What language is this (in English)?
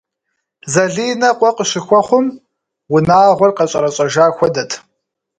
Kabardian